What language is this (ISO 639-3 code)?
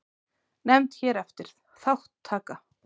isl